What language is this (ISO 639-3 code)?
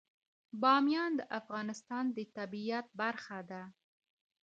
pus